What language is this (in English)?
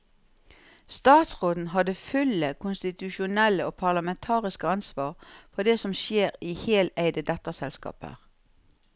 Norwegian